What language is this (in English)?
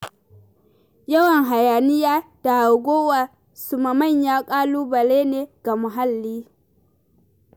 Hausa